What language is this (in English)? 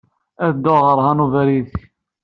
Kabyle